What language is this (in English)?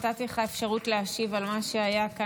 Hebrew